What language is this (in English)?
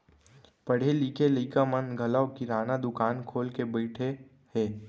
Chhattisgarhi